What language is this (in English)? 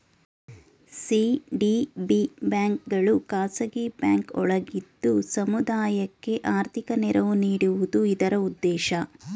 Kannada